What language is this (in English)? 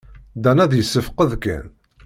Kabyle